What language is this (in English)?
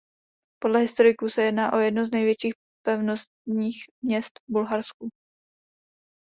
Czech